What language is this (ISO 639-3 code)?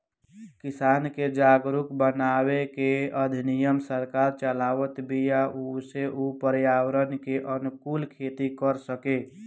bho